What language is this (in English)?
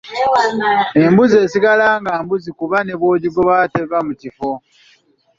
Ganda